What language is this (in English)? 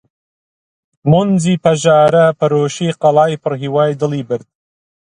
Central Kurdish